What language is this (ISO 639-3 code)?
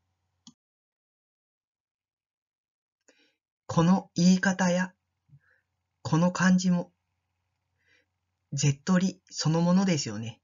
jpn